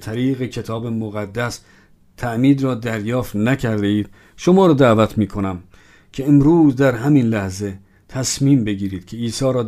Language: Persian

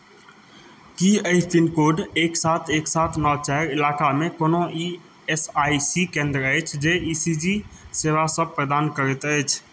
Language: Maithili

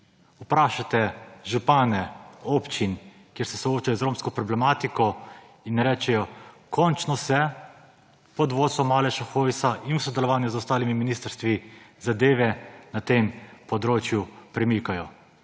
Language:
Slovenian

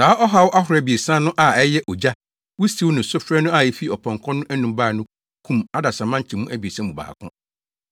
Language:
Akan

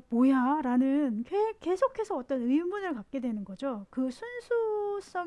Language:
Korean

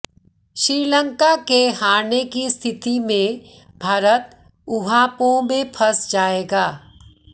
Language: Hindi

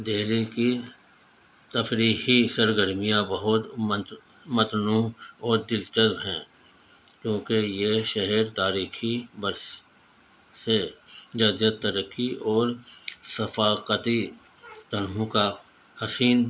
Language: Urdu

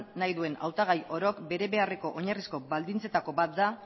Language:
Basque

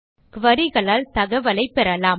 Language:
Tamil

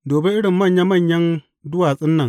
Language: Hausa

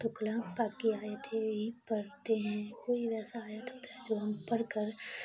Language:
Urdu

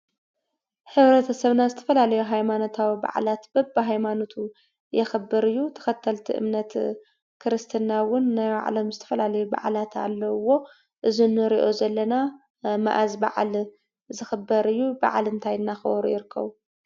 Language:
Tigrinya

